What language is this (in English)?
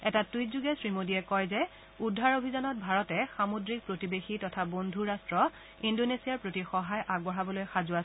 Assamese